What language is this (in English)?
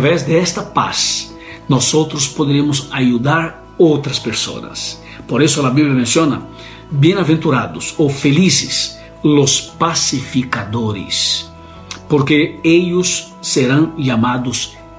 Spanish